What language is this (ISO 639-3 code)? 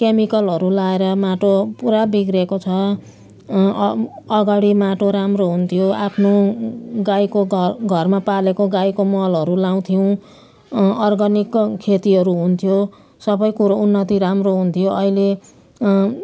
nep